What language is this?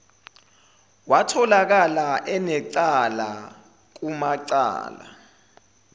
Zulu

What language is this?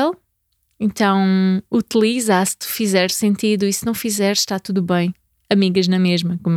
Portuguese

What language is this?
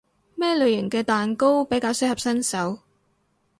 Cantonese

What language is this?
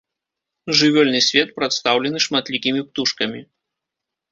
Belarusian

